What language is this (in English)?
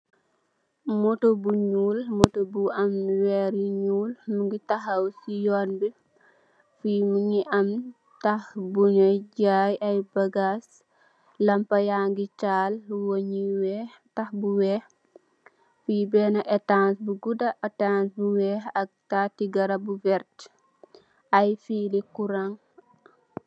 Wolof